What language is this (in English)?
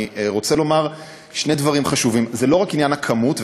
Hebrew